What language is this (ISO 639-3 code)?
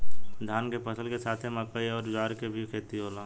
bho